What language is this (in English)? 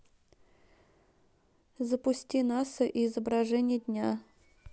Russian